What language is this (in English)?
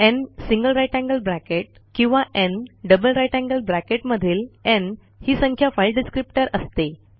Marathi